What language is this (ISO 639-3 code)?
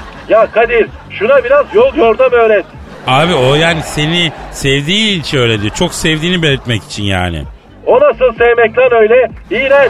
tur